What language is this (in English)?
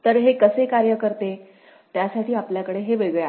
Marathi